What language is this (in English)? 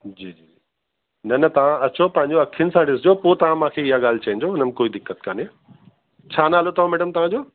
Sindhi